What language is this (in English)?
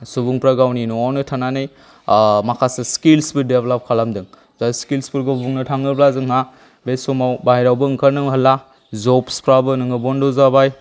Bodo